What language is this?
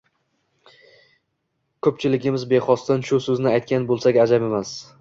Uzbek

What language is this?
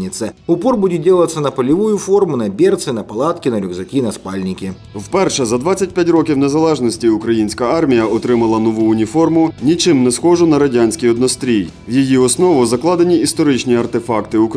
Ukrainian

